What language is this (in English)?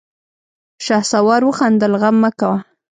Pashto